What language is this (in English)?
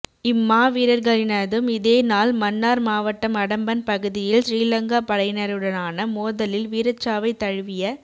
Tamil